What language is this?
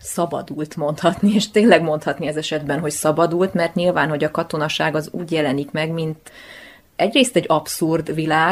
Hungarian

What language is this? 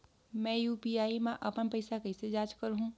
Chhattisgarhi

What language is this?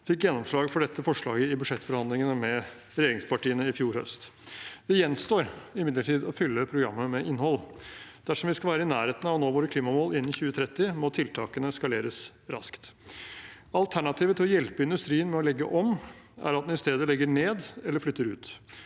Norwegian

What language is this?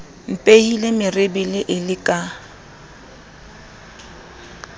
Southern Sotho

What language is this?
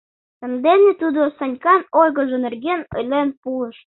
Mari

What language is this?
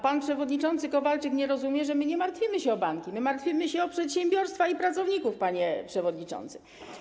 Polish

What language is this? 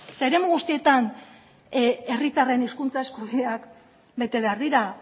Basque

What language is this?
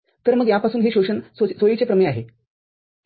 Marathi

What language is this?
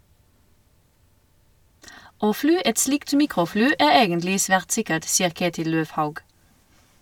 Norwegian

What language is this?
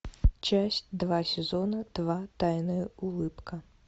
Russian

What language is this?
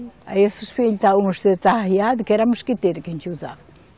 Portuguese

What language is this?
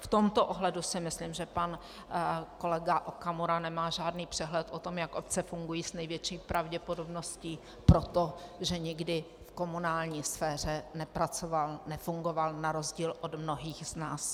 Czech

